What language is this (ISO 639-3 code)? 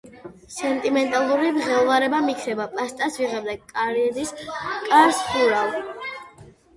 kat